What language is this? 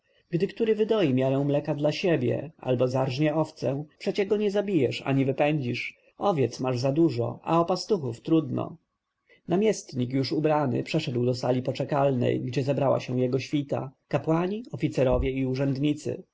Polish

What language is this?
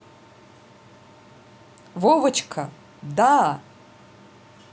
Russian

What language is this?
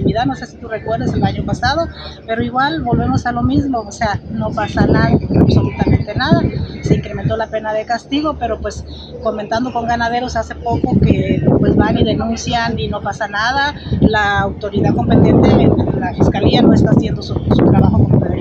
Spanish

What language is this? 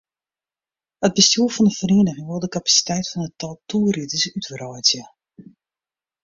Western Frisian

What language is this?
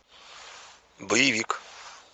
Russian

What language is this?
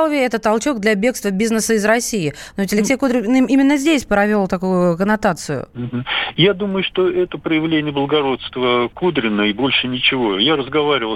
Russian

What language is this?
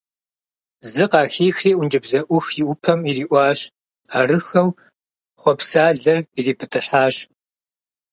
Kabardian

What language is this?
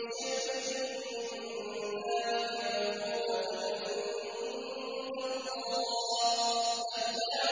Arabic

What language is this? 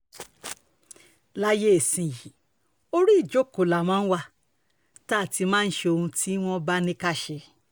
Yoruba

